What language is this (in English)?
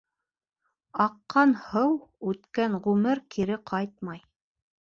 Bashkir